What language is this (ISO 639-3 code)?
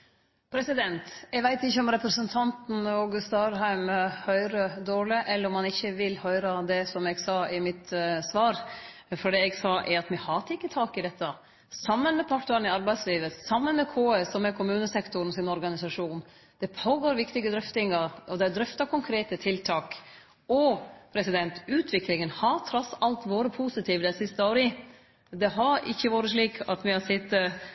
nno